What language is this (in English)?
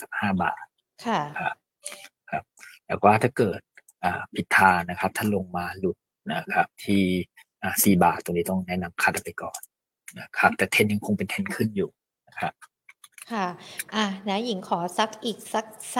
Thai